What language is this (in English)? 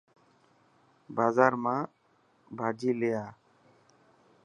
Dhatki